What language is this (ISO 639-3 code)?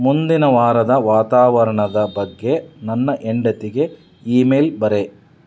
kan